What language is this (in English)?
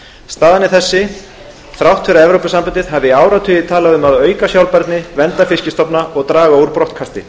Icelandic